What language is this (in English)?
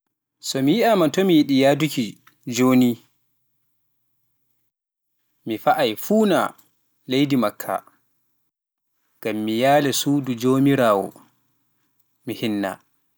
Pular